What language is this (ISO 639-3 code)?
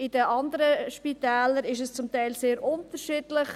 gsw